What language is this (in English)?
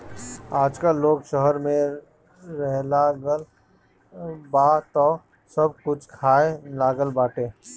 Bhojpuri